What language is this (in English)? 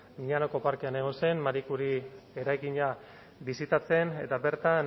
Basque